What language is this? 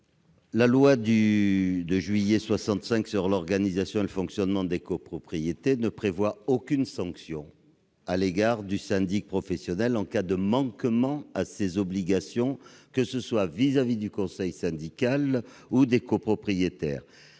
French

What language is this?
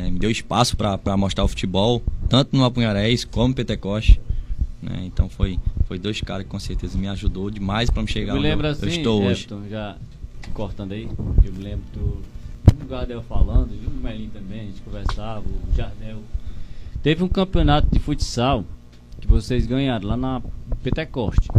Portuguese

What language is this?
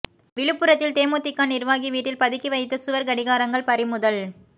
Tamil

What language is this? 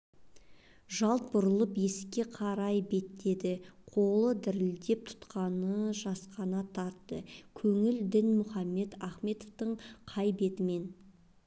Kazakh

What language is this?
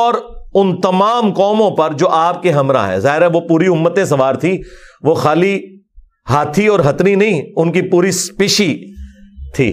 Urdu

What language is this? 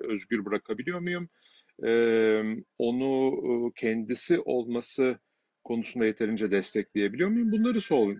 Turkish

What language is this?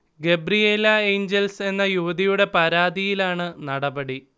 Malayalam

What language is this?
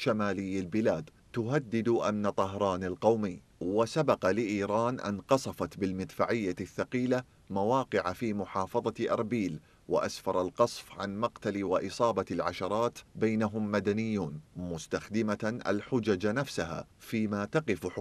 Arabic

